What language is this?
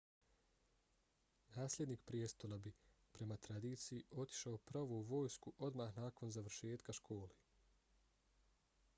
Bosnian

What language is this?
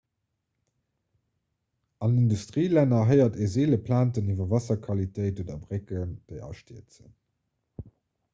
Luxembourgish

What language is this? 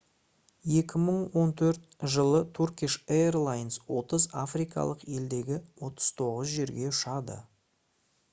Kazakh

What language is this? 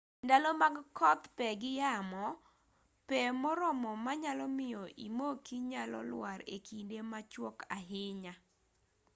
Luo (Kenya and Tanzania)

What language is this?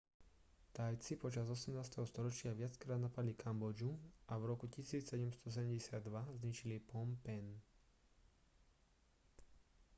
Slovak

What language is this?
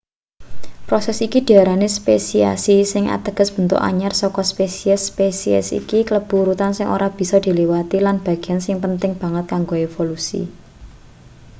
Javanese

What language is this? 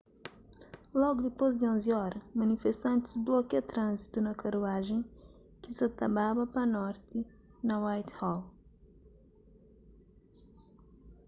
Kabuverdianu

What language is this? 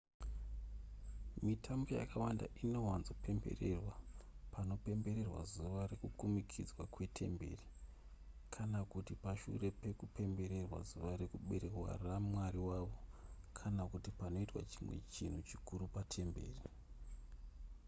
Shona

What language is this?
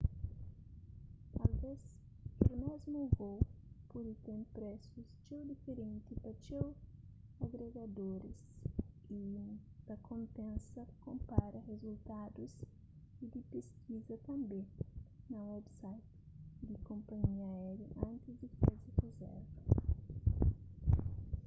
Kabuverdianu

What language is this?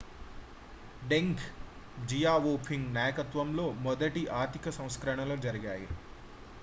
Telugu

